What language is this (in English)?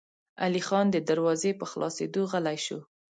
Pashto